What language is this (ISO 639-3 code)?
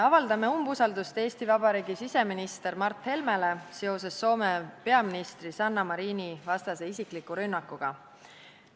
est